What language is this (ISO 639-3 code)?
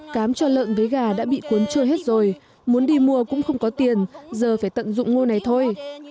vie